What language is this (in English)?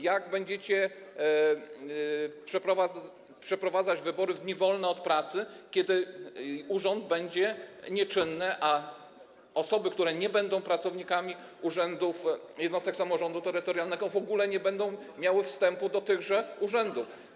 Polish